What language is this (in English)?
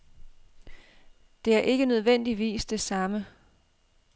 Danish